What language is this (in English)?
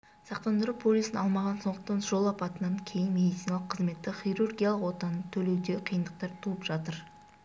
Kazakh